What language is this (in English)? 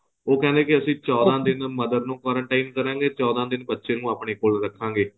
Punjabi